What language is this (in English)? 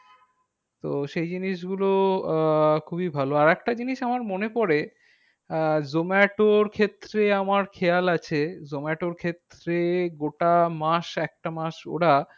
Bangla